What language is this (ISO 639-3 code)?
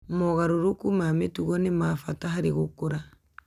kik